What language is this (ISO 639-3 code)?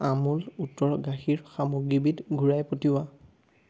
asm